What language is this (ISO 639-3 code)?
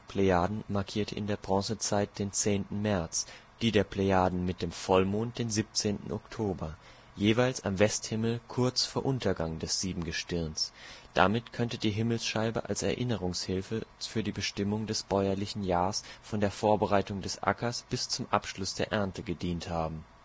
deu